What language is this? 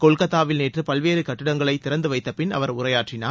Tamil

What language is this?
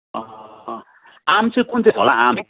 Nepali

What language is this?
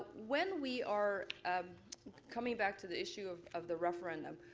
English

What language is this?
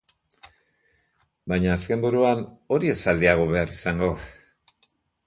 Basque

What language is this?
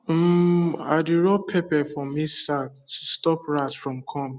Nigerian Pidgin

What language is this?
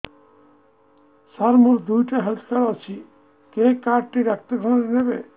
Odia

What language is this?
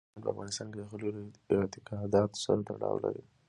Pashto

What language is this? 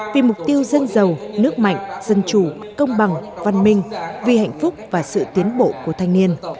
Vietnamese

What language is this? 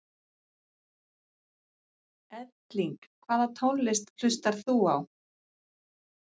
Icelandic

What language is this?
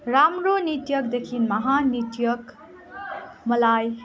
Nepali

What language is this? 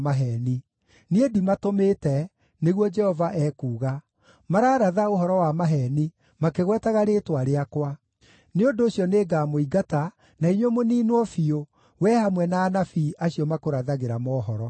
Kikuyu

